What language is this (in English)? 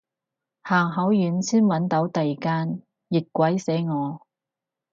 Cantonese